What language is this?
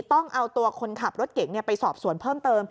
Thai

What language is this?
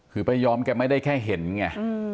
Thai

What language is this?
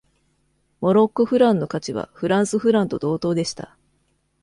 Japanese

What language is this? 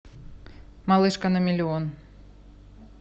Russian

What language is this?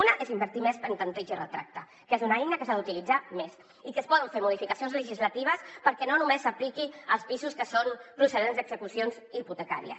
Catalan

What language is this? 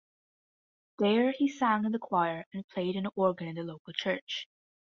English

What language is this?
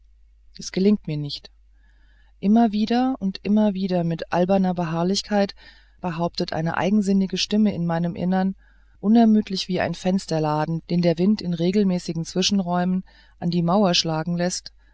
German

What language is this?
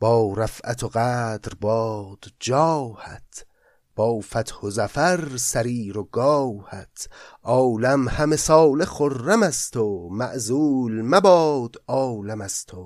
Persian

